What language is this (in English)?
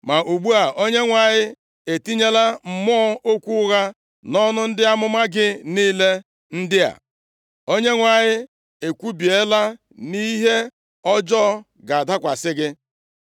Igbo